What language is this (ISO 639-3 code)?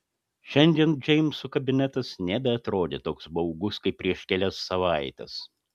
lit